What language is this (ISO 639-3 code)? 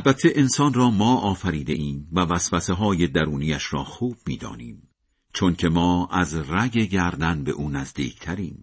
fas